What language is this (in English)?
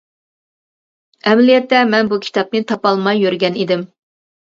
Uyghur